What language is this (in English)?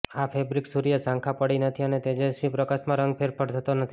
Gujarati